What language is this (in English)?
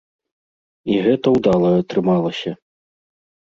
Belarusian